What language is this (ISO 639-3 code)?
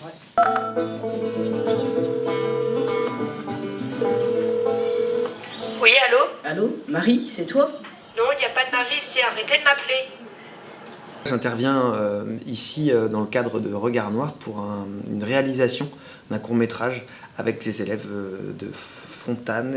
fra